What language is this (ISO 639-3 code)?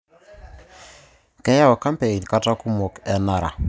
mas